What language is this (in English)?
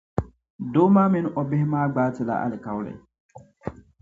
Dagbani